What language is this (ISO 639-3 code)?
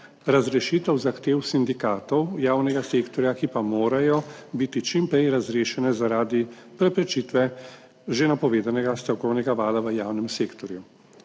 slv